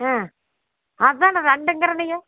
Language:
Tamil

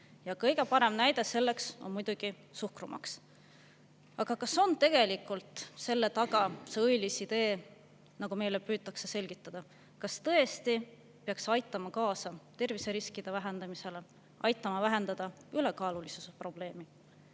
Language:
Estonian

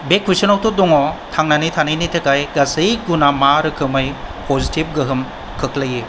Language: Bodo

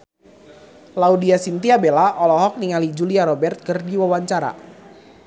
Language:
Sundanese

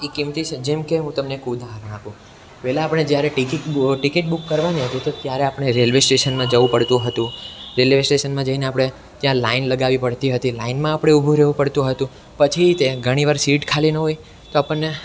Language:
Gujarati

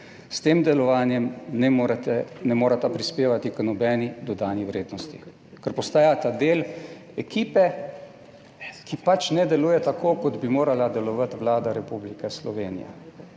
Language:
Slovenian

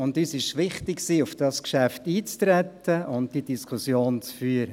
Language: Swiss German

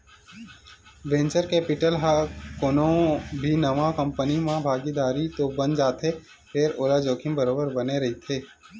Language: Chhattisgarhi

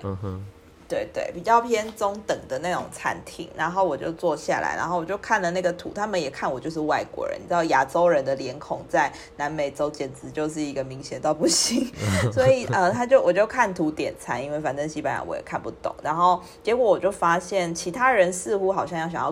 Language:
Chinese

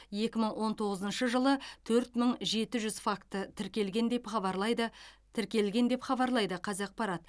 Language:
Kazakh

